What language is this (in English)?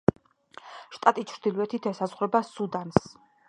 Georgian